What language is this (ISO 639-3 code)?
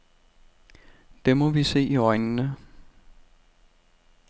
dan